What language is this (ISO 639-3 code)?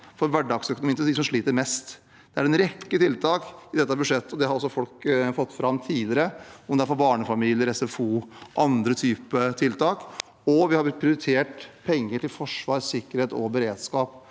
nor